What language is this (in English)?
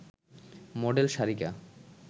Bangla